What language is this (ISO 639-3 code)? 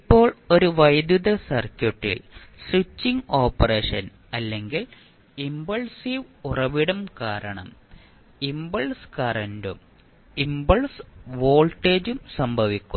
mal